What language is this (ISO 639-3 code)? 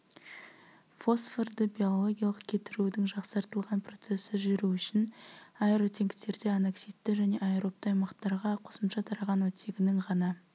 kaz